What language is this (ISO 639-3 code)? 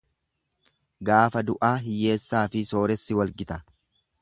orm